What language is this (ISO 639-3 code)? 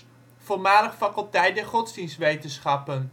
nld